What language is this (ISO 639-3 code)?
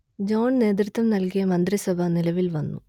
mal